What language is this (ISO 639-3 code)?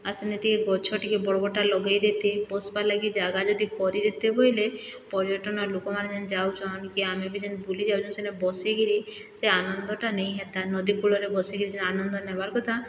ori